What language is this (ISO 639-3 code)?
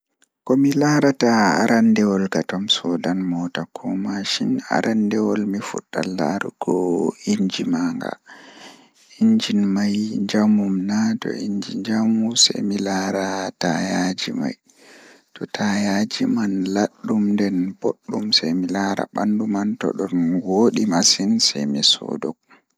ful